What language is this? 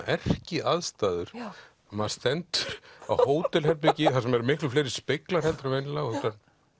Icelandic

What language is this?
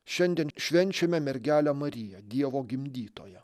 Lithuanian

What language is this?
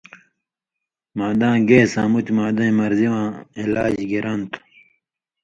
Indus Kohistani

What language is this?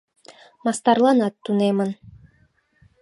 Mari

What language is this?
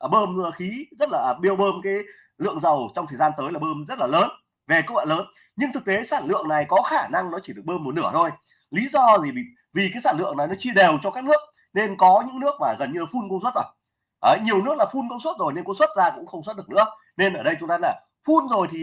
Vietnamese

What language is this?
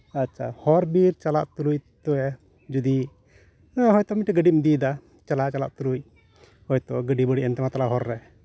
Santali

